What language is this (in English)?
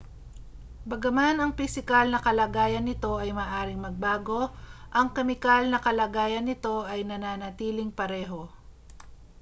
Filipino